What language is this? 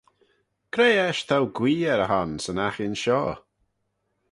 Manx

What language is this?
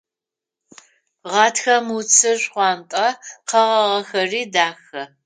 Adyghe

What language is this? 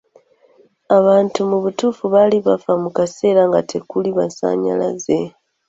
Ganda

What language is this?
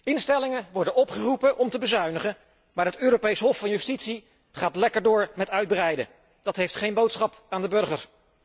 Dutch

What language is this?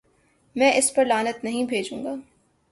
Urdu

